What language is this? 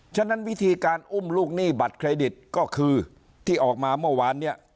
Thai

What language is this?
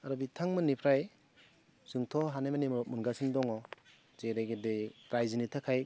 Bodo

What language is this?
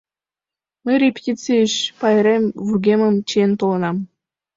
Mari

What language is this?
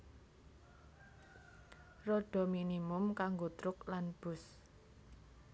Javanese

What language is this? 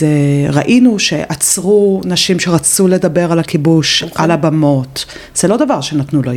Hebrew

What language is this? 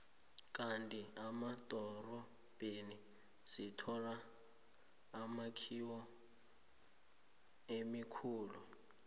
South Ndebele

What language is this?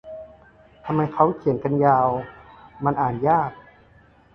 Thai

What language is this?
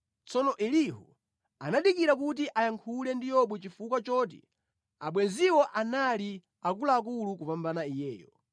Nyanja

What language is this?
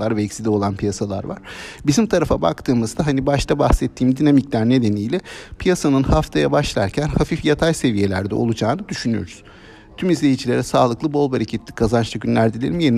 Turkish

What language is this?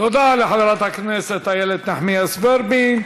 Hebrew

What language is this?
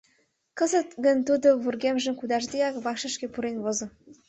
Mari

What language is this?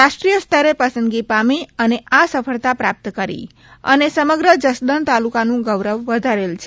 Gujarati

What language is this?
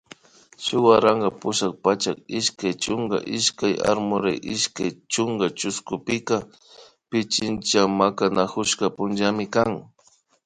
Imbabura Highland Quichua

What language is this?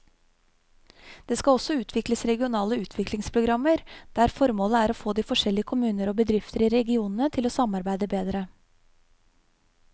Norwegian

